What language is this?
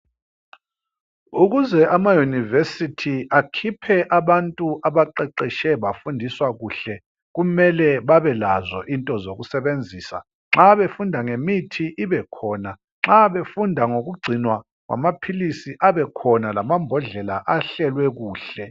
North Ndebele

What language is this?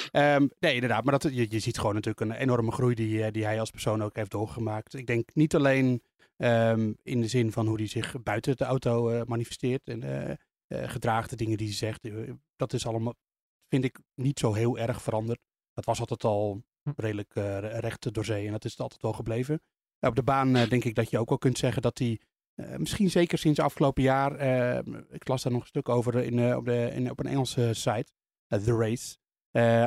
Dutch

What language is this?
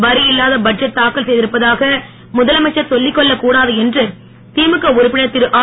Tamil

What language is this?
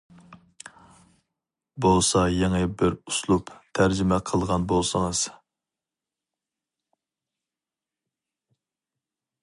Uyghur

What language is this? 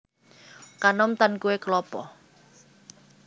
Javanese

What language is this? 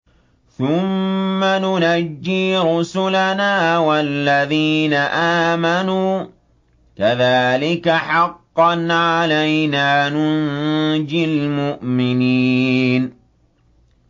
Arabic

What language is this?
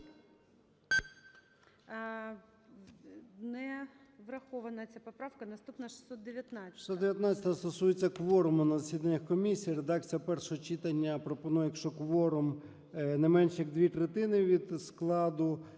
Ukrainian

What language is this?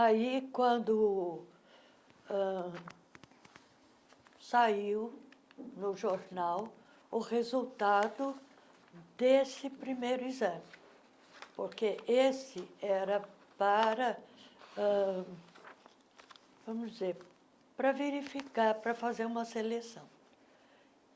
Portuguese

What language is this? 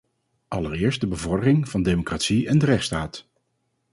Dutch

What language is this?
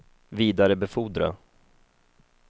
Swedish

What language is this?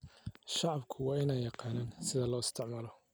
Somali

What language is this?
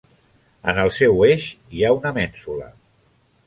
Catalan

